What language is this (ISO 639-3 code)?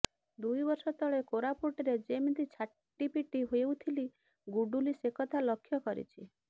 ori